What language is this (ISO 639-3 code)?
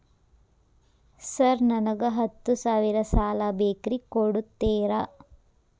kan